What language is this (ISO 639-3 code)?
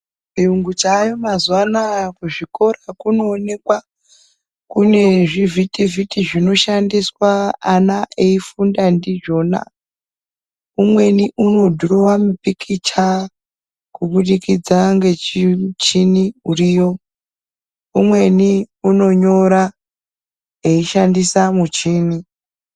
ndc